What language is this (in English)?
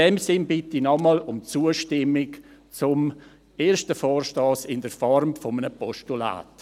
Swiss German